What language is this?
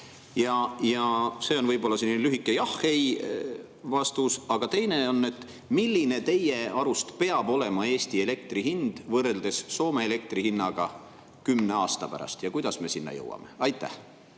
Estonian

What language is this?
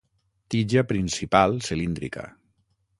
Catalan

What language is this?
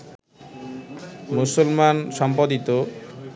Bangla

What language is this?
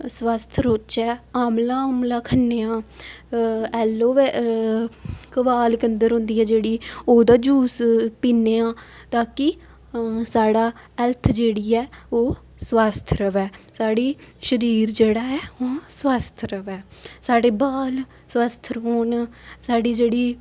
Dogri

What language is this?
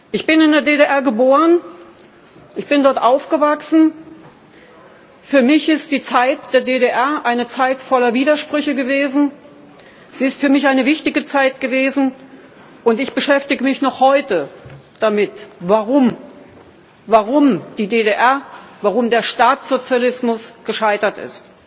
German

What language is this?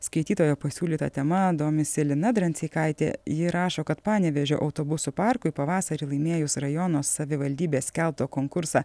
Lithuanian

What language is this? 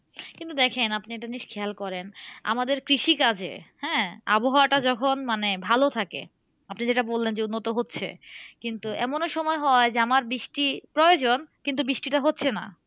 Bangla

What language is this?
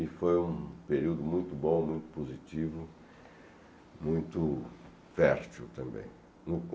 Portuguese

